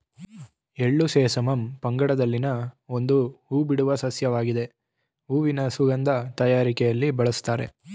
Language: Kannada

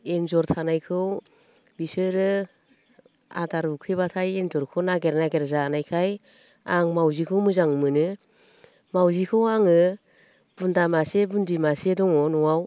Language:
Bodo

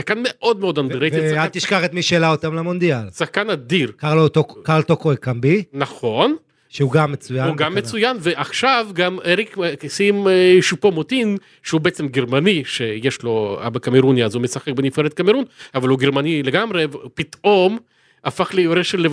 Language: Hebrew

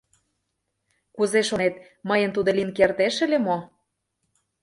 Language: Mari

